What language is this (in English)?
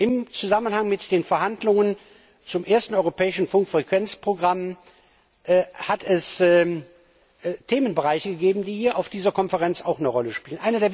German